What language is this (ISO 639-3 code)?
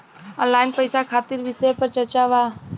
bho